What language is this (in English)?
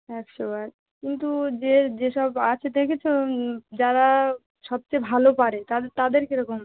Bangla